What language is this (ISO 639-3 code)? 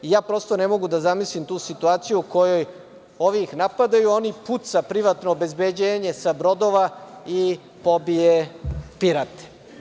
srp